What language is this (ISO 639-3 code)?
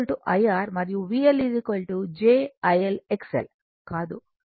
tel